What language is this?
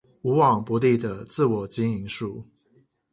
Chinese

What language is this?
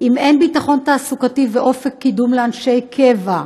Hebrew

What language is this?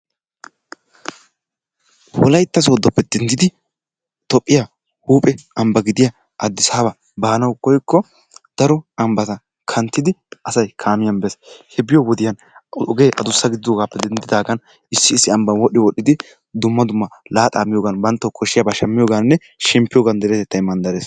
Wolaytta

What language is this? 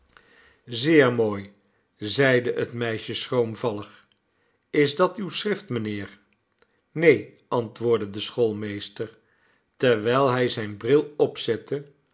Dutch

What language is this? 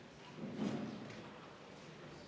Estonian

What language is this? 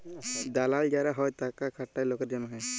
Bangla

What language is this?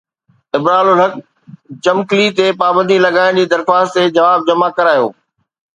Sindhi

